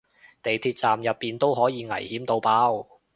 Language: Cantonese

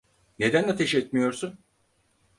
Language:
Turkish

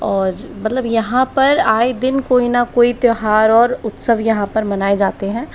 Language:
Hindi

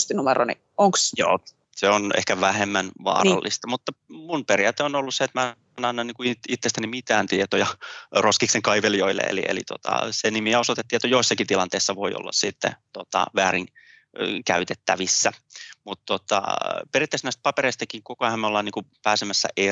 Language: Finnish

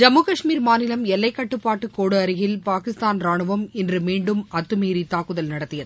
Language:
Tamil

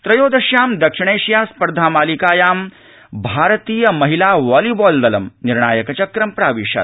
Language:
Sanskrit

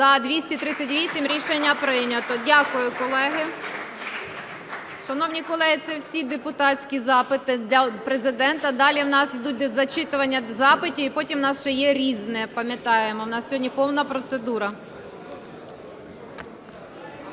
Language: Ukrainian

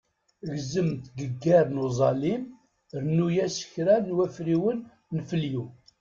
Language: Kabyle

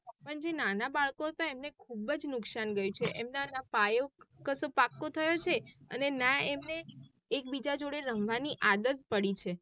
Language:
Gujarati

